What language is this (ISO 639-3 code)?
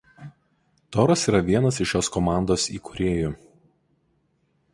lit